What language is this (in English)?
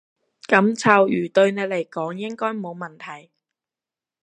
Cantonese